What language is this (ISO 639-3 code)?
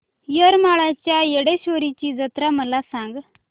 mar